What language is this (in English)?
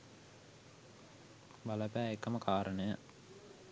Sinhala